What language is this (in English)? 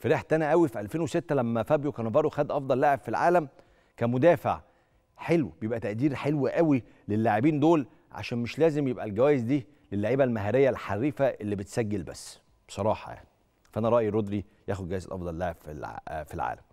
Arabic